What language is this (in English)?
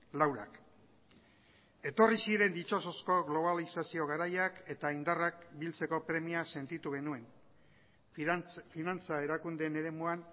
Basque